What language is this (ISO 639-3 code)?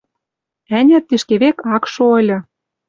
mrj